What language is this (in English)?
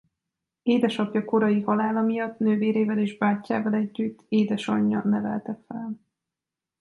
Hungarian